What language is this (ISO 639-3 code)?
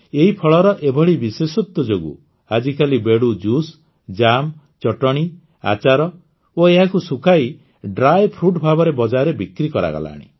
ori